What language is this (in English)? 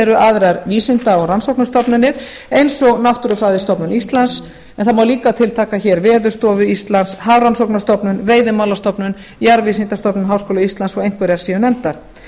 Icelandic